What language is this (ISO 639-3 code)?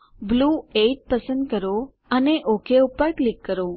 guj